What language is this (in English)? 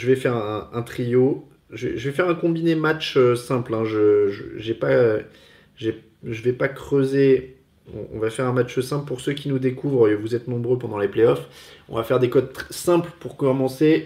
French